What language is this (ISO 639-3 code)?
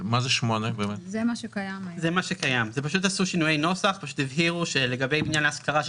heb